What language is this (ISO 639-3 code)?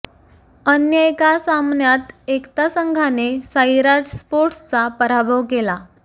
mar